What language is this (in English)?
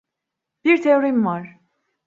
Turkish